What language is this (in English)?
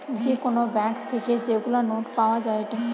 Bangla